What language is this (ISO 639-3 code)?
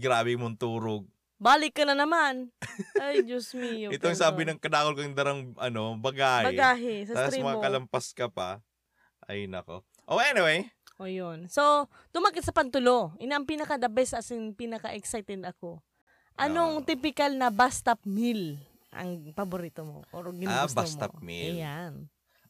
fil